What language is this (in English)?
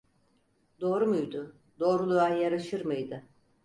Turkish